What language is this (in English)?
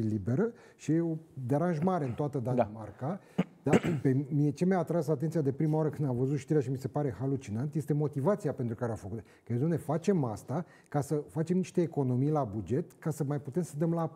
Romanian